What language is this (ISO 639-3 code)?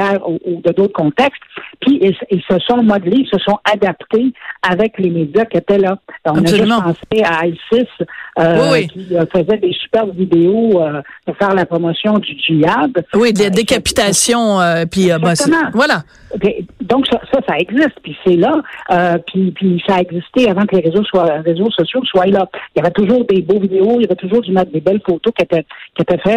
fra